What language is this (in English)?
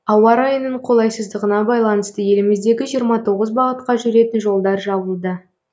Kazakh